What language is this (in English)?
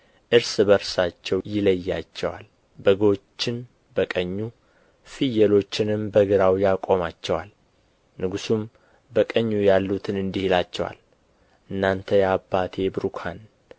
Amharic